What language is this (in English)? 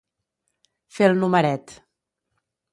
Catalan